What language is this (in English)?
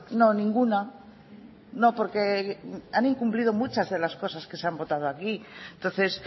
Spanish